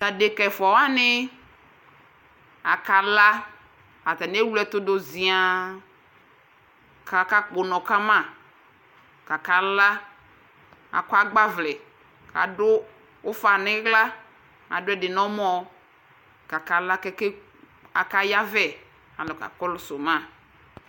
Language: Ikposo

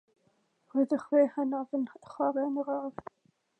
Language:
Welsh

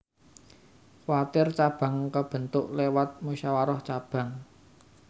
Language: Javanese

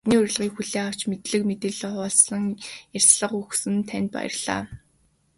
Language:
Mongolian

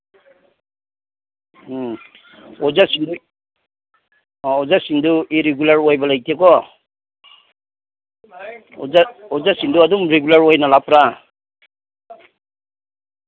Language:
Manipuri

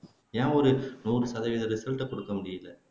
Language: Tamil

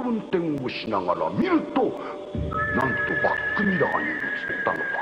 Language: Japanese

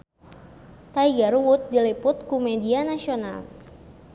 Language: Sundanese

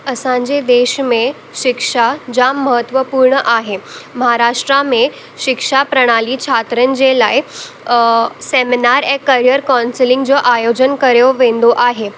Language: Sindhi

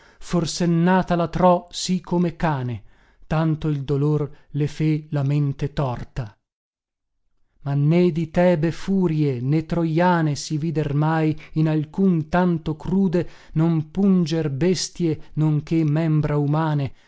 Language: Italian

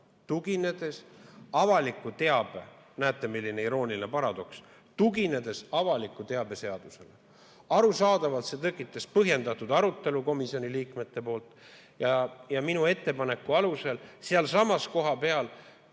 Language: Estonian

